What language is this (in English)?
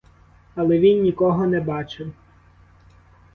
Ukrainian